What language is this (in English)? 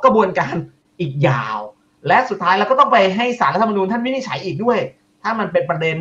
Thai